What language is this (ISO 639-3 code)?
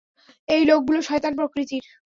ben